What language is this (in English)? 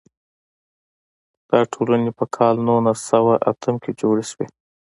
Pashto